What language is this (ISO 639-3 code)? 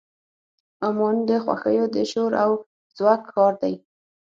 pus